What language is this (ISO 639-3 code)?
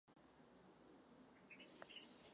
ces